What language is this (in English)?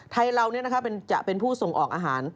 Thai